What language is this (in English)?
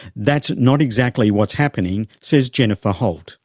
English